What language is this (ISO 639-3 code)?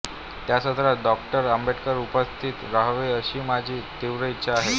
mar